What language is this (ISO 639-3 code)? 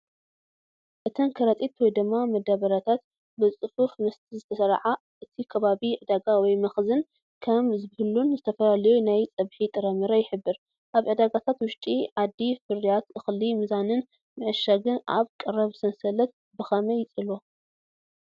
tir